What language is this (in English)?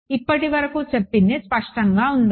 Telugu